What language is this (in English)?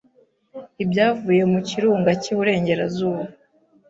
Kinyarwanda